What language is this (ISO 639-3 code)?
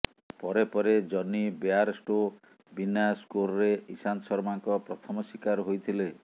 ori